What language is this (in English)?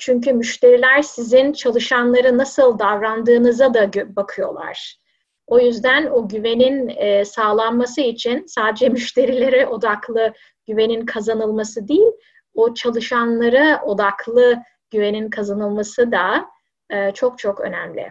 Turkish